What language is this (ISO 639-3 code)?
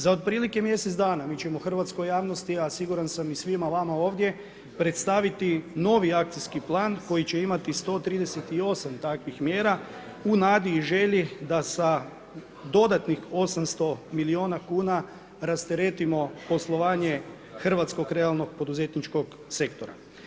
hrv